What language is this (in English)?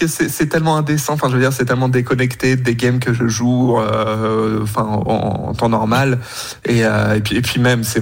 French